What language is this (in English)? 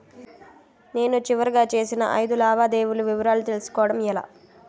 Telugu